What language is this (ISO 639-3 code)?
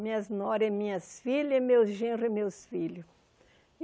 por